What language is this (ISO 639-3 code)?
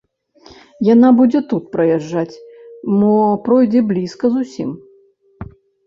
bel